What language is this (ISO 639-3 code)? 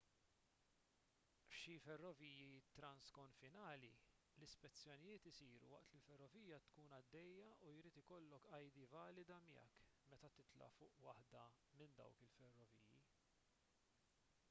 mlt